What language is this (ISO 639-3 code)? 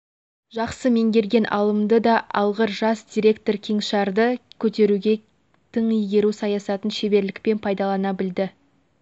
kaz